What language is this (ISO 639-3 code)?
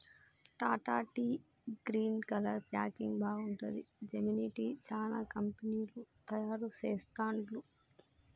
tel